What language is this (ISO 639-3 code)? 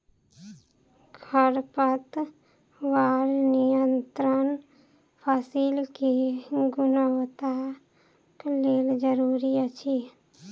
mai